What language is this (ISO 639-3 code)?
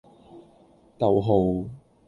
yue